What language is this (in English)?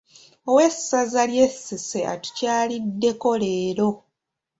Ganda